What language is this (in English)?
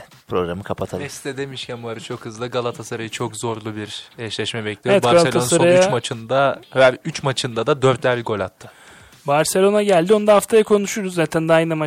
Turkish